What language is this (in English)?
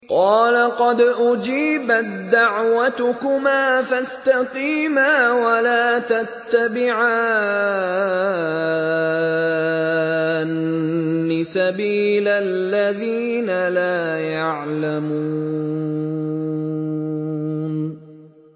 Arabic